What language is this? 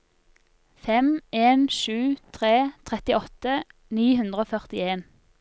Norwegian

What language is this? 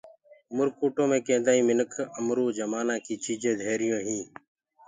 Gurgula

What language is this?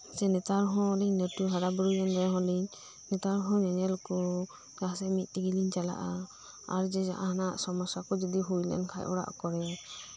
Santali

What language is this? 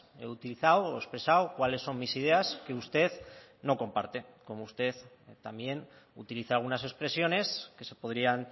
Spanish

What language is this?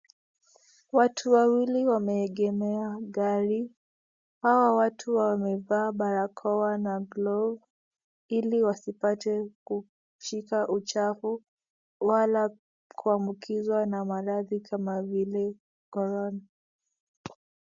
Swahili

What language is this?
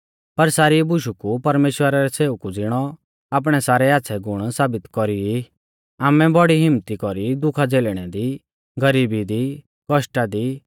Mahasu Pahari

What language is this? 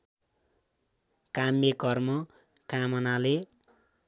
Nepali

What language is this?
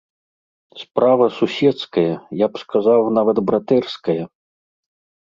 Belarusian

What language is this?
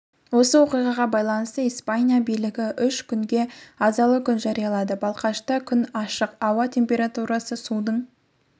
Kazakh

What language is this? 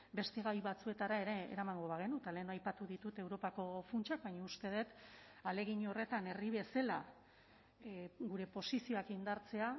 Basque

